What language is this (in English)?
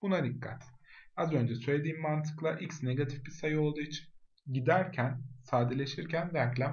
Turkish